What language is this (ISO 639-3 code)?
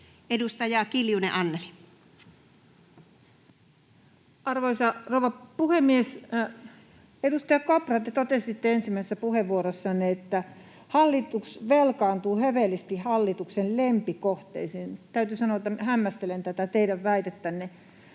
fin